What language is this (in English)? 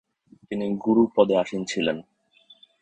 Bangla